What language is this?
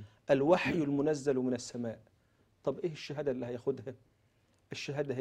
Arabic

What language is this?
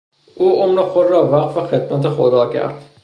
Persian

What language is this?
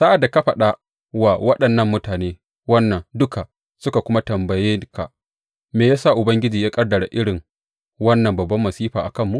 Hausa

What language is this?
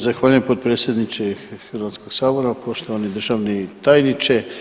Croatian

